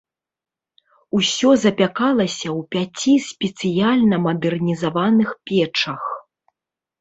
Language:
Belarusian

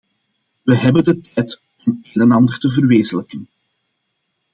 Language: Dutch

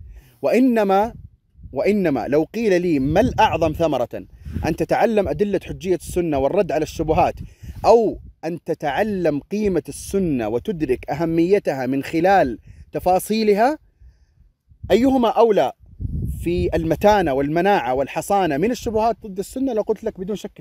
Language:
Arabic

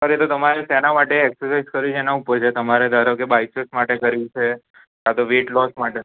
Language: Gujarati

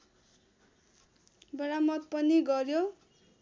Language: Nepali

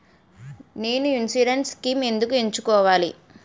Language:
Telugu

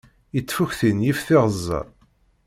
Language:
Kabyle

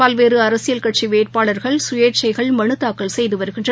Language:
Tamil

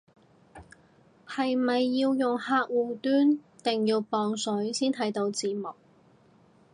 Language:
Cantonese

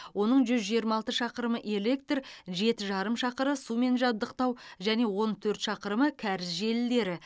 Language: Kazakh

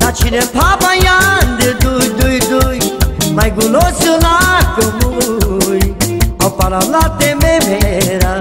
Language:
Romanian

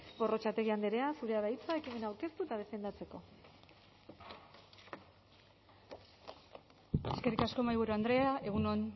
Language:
Basque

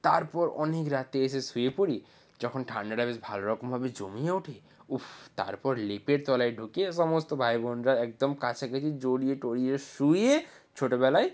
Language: Bangla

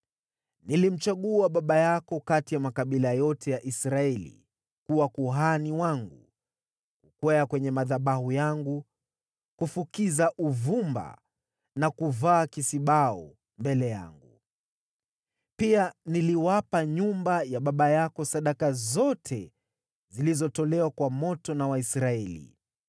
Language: Swahili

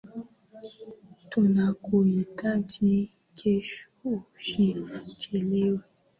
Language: Swahili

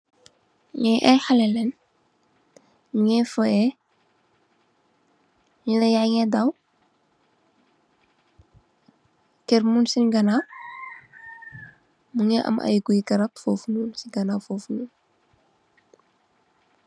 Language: Wolof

